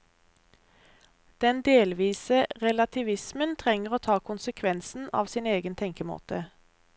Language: Norwegian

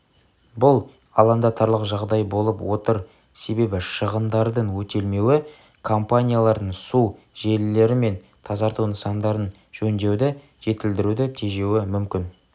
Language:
Kazakh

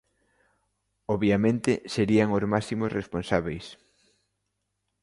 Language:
Galician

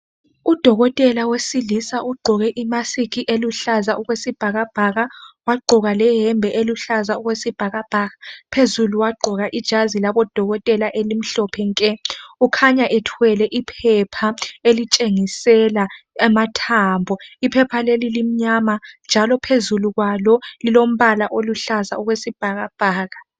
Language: North Ndebele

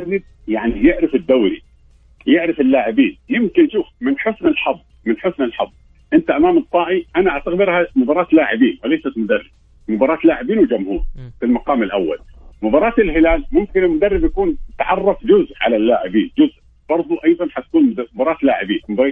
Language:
Arabic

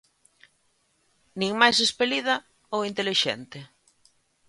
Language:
Galician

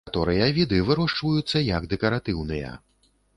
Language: Belarusian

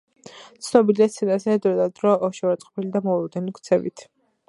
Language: Georgian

